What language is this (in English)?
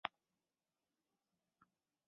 Chinese